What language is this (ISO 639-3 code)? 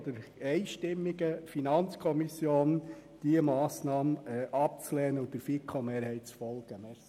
gsw